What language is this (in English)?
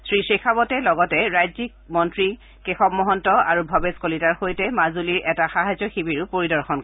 Assamese